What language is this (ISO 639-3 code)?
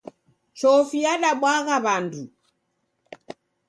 dav